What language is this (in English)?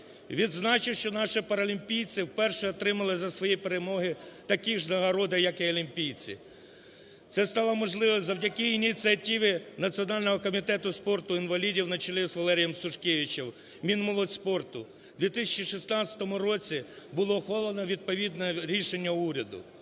Ukrainian